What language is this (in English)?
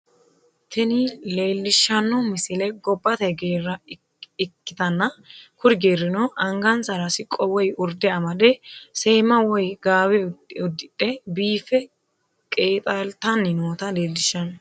Sidamo